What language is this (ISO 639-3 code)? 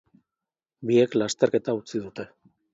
eus